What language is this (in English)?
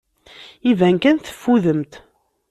Kabyle